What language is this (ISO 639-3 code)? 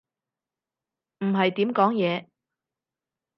yue